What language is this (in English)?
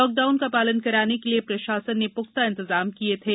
Hindi